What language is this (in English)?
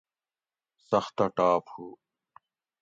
Gawri